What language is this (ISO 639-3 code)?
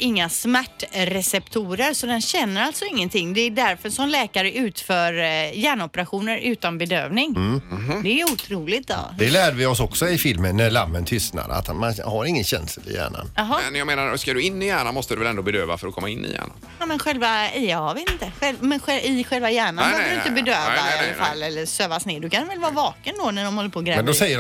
swe